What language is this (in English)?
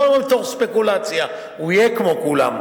Hebrew